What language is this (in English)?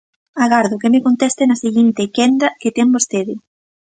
Galician